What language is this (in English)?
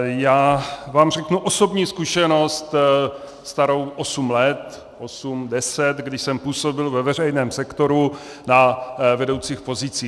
Czech